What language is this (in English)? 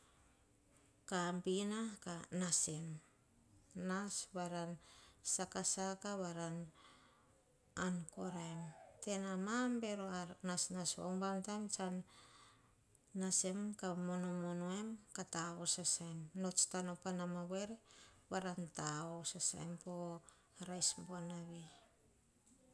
Hahon